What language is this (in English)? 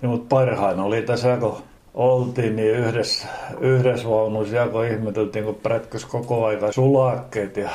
Finnish